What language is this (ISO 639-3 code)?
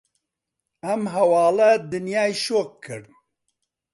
ckb